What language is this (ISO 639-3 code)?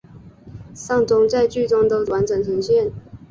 zho